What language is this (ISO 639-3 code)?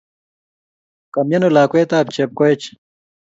kln